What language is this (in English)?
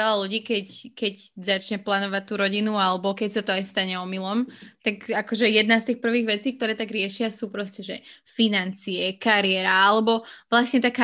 Slovak